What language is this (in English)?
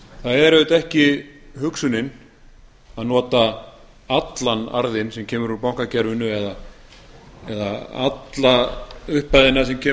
Icelandic